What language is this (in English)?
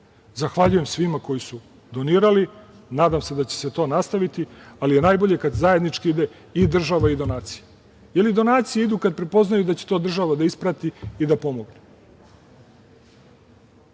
Serbian